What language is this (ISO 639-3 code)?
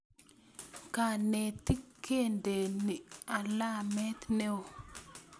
kln